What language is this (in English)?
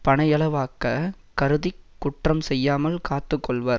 Tamil